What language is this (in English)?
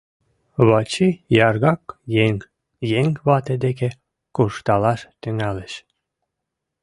Mari